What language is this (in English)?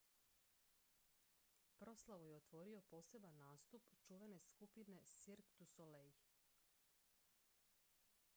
Croatian